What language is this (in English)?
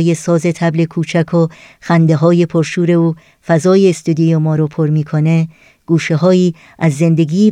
Persian